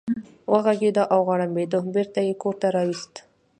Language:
Pashto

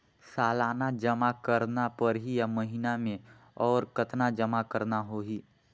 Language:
Chhattisgarhi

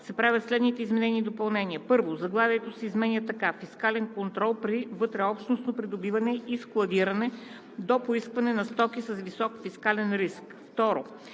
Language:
Bulgarian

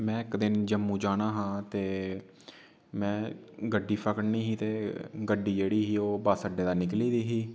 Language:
Dogri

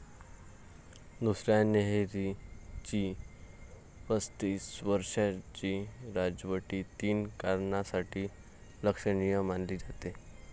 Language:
Marathi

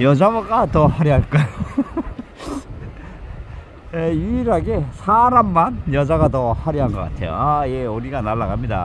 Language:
Korean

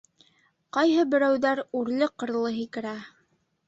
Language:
Bashkir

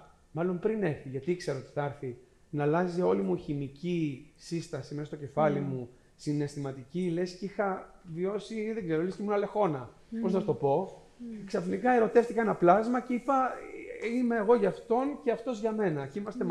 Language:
Greek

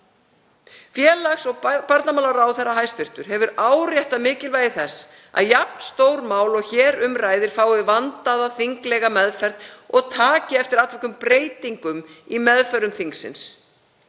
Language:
Icelandic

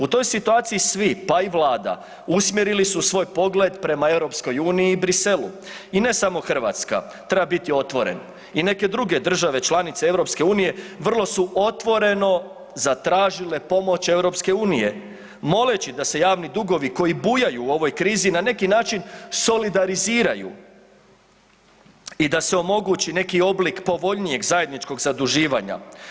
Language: Croatian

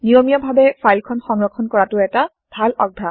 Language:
Assamese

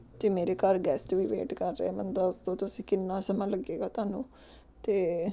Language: Punjabi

